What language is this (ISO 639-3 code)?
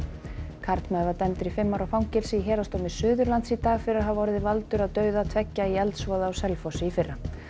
isl